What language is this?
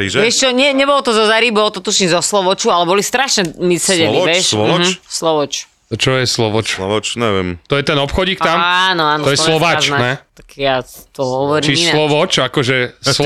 Slovak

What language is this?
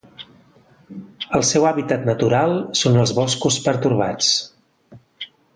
Catalan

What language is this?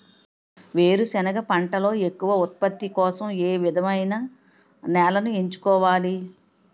Telugu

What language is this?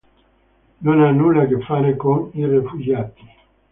Italian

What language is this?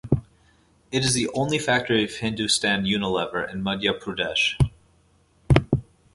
English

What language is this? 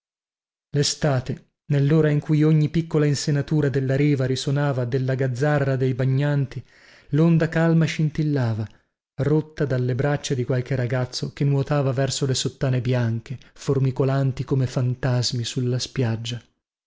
Italian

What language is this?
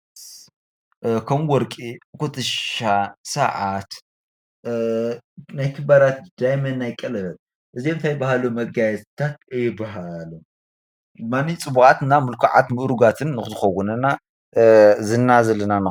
Tigrinya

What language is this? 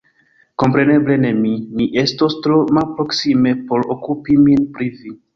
Esperanto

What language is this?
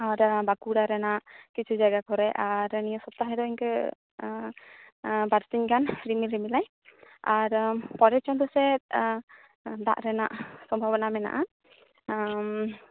Santali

